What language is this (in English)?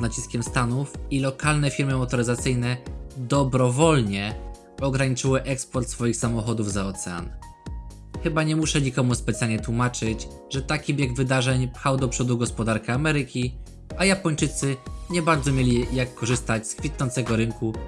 Polish